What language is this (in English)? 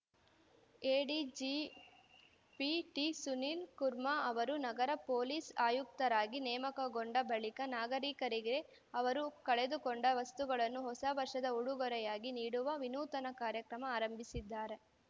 Kannada